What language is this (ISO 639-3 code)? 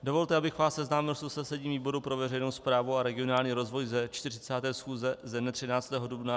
ces